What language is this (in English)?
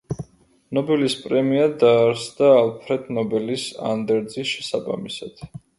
Georgian